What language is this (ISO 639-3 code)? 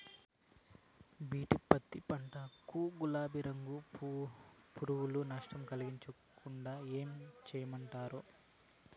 tel